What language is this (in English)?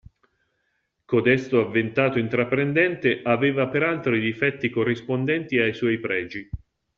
Italian